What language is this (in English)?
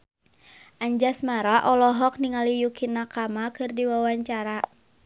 Sundanese